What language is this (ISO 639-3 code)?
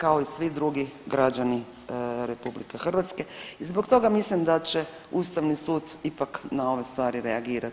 hrv